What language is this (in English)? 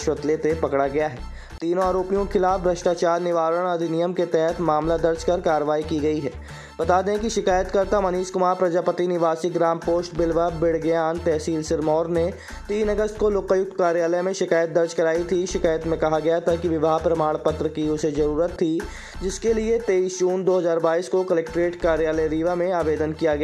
Hindi